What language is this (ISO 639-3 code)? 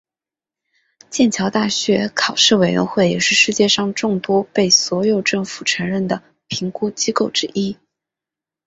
zho